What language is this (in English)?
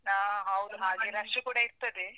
Kannada